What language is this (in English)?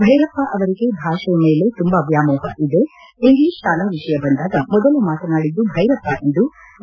Kannada